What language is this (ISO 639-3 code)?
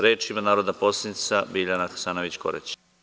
srp